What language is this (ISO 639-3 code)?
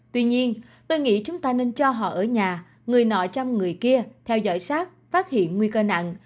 vie